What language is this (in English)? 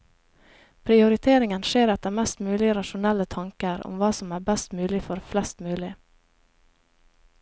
Norwegian